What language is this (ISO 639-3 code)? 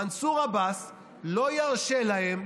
heb